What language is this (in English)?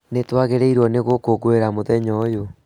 Kikuyu